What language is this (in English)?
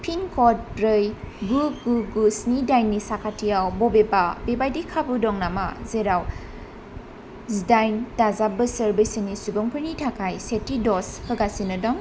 Bodo